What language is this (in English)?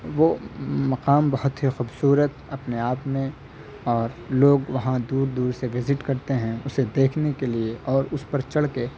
Urdu